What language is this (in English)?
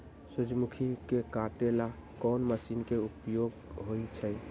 Magahi